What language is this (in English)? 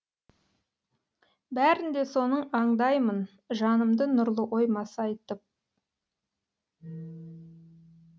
Kazakh